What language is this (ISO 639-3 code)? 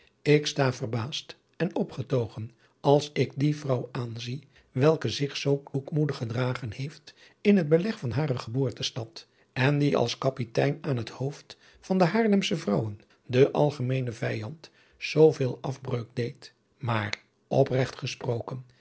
nld